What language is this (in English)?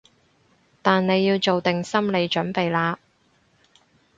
Cantonese